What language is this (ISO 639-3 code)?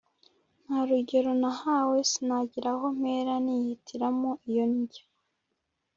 kin